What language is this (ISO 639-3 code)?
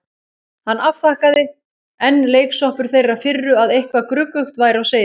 isl